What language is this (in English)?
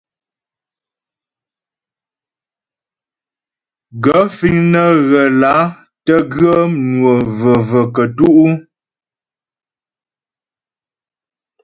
Ghomala